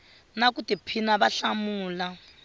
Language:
Tsonga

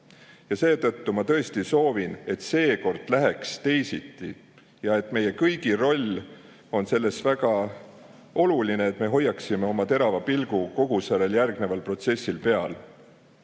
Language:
Estonian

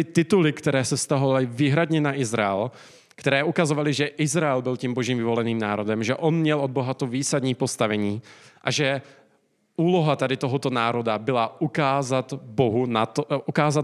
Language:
Czech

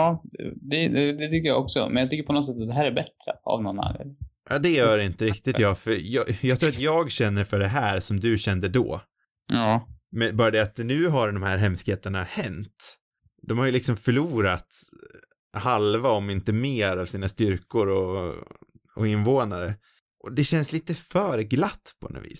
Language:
Swedish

